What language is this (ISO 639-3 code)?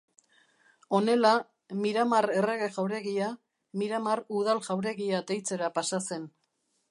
eus